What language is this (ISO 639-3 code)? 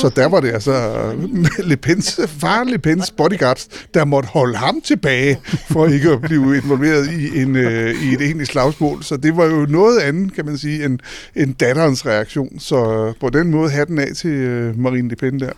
dan